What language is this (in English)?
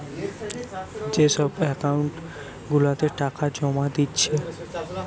Bangla